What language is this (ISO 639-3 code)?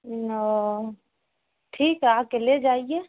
urd